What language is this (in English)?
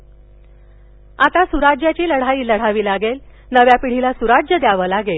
Marathi